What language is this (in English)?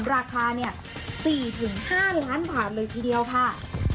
Thai